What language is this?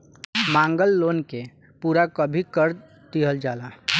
Bhojpuri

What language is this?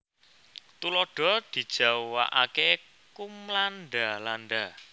Javanese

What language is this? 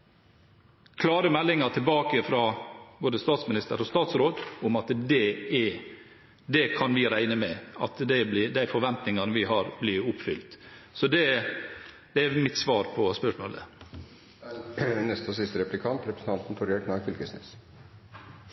Norwegian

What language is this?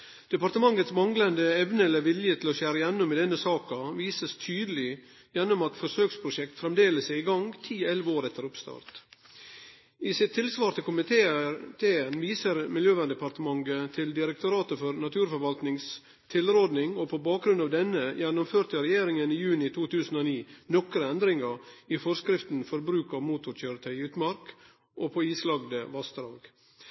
Norwegian Nynorsk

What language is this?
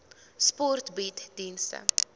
Afrikaans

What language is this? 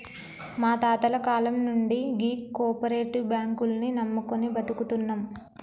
Telugu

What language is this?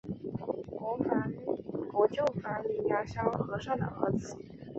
Chinese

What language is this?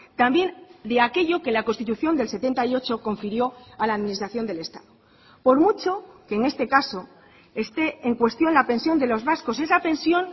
Spanish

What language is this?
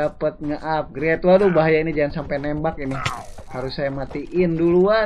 Indonesian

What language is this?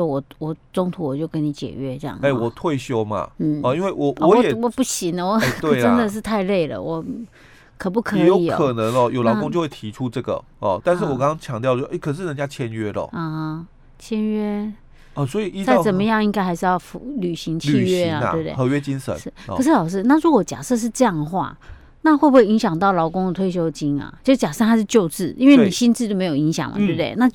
Chinese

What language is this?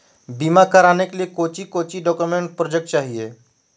Magahi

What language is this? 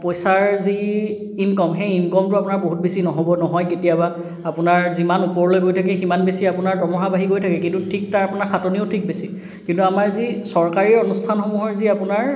Assamese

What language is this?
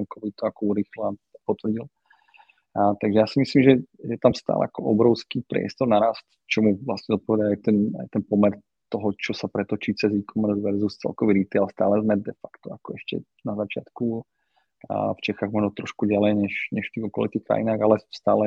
Slovak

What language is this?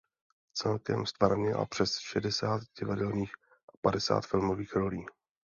Czech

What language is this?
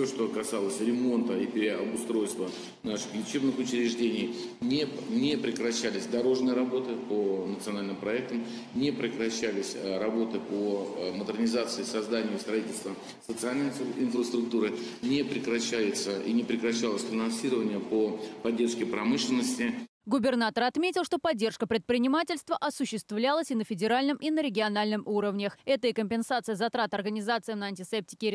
Russian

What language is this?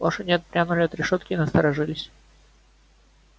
Russian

